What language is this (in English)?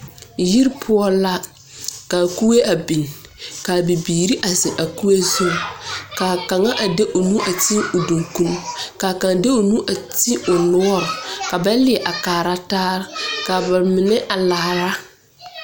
Southern Dagaare